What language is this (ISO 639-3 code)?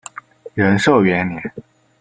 zho